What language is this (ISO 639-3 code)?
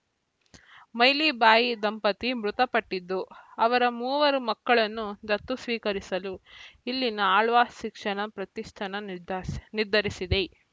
kan